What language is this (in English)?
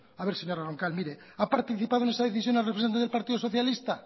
Spanish